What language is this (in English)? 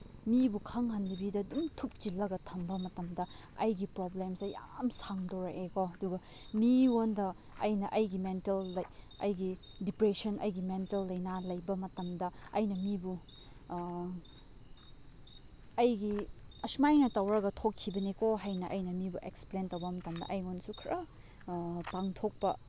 Manipuri